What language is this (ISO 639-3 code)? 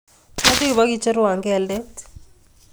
kln